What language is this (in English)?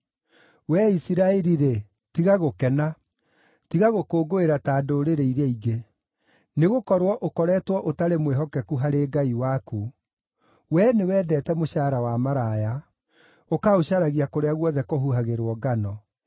Kikuyu